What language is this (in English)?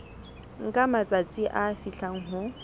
Southern Sotho